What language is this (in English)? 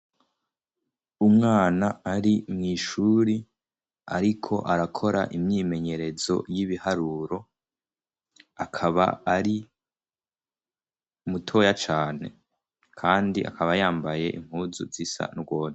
Rundi